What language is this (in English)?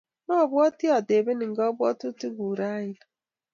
Kalenjin